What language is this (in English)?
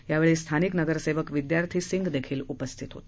Marathi